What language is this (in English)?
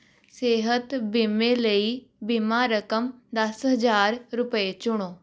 Punjabi